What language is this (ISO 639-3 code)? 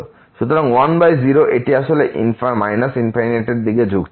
ben